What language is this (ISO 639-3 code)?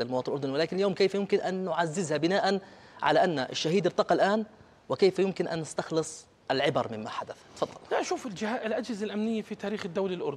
ara